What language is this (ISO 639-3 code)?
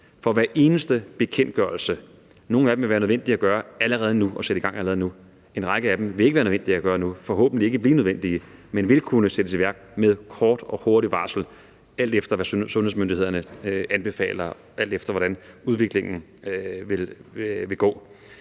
dan